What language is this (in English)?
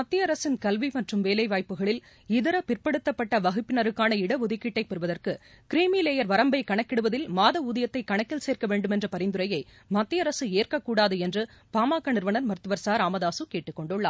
Tamil